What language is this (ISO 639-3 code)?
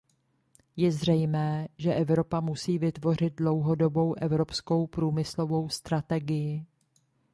ces